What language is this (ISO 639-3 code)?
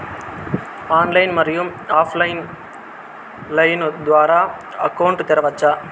tel